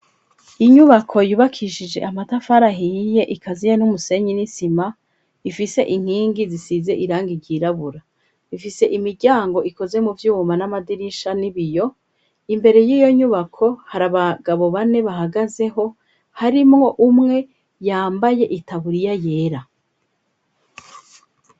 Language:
Rundi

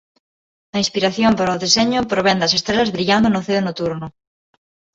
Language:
Galician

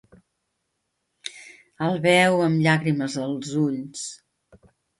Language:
Catalan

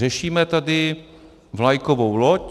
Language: Czech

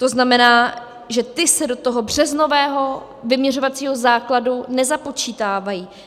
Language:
Czech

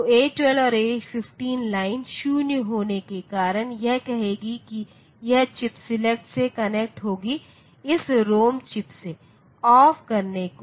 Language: Hindi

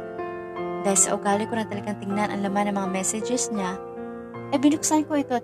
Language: Filipino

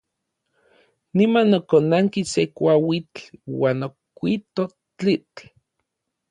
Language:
Orizaba Nahuatl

